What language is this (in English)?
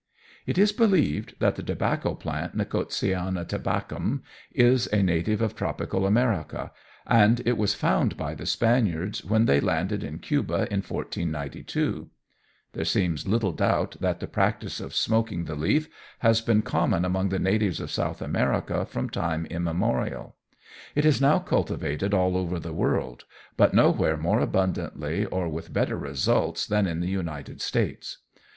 English